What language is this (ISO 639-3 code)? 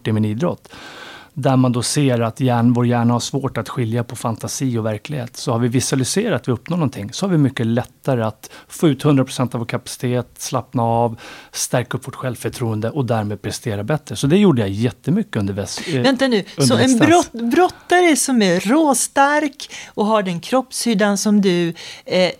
swe